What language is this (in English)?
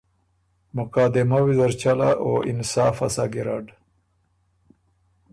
Ormuri